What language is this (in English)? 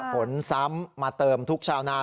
Thai